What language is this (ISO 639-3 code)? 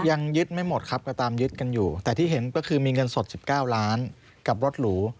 tha